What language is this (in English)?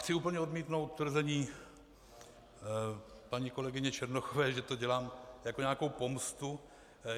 Czech